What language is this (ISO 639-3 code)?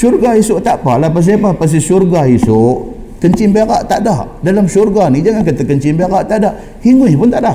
msa